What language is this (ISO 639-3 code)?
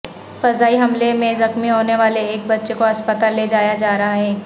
urd